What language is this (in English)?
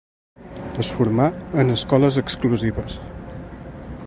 Catalan